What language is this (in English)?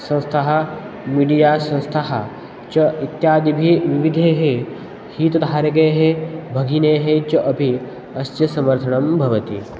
Sanskrit